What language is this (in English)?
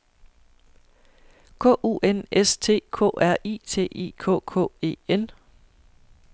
Danish